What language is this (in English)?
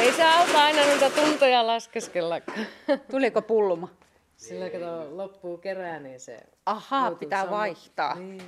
Finnish